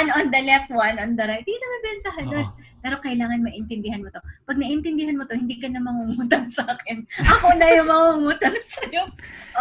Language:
Filipino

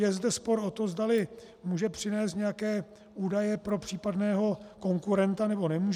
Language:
Czech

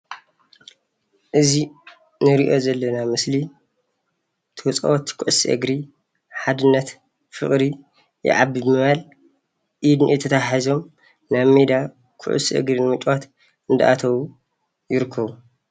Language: Tigrinya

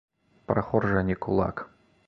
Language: Belarusian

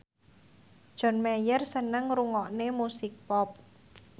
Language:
Javanese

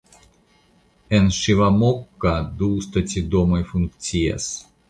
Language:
Esperanto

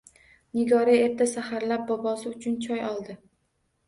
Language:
Uzbek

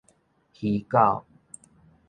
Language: Min Nan Chinese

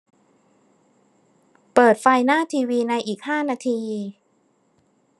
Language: Thai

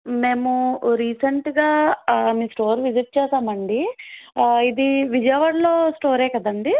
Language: Telugu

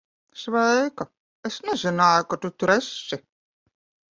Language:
Latvian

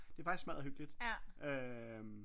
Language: Danish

